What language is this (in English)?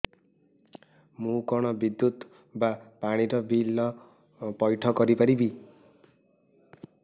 Odia